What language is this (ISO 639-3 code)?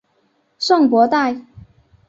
zho